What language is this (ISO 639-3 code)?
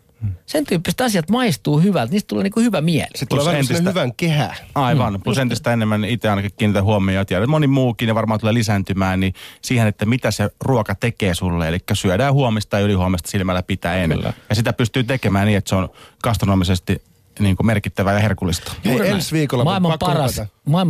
fin